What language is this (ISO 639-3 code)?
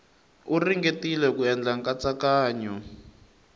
tso